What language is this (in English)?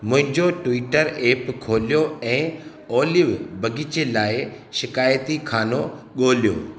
Sindhi